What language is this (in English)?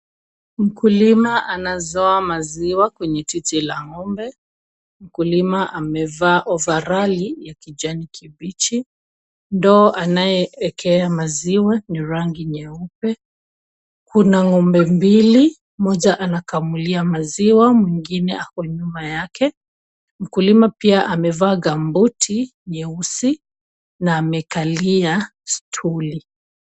Swahili